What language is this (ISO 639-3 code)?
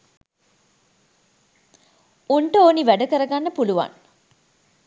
sin